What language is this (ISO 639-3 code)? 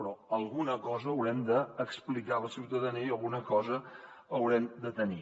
cat